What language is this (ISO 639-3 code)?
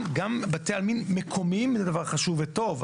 heb